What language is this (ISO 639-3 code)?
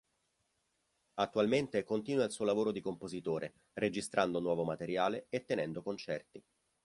ita